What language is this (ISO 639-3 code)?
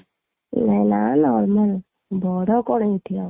ori